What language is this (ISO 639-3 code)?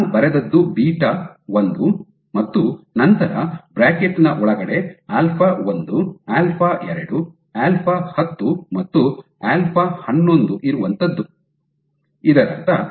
kan